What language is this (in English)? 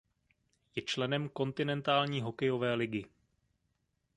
Czech